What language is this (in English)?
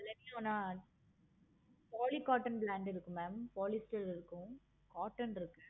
Tamil